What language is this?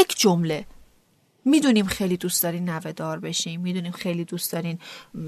Persian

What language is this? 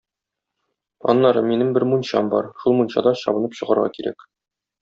Tatar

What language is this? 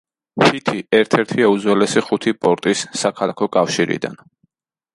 Georgian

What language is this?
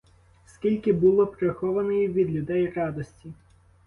Ukrainian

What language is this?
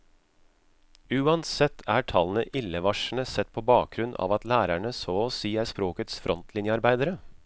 Norwegian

